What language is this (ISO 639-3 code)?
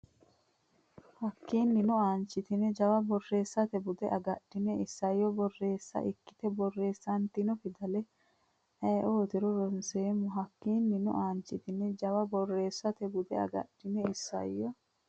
sid